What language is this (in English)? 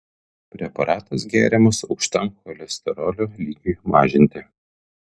Lithuanian